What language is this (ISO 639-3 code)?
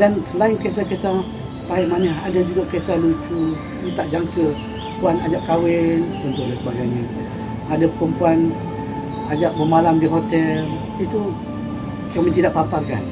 msa